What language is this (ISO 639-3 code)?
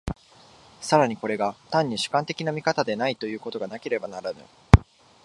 jpn